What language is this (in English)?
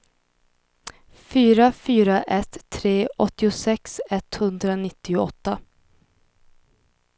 Swedish